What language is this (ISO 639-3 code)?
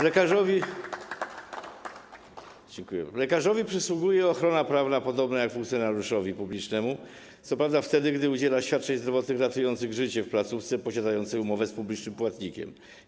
pol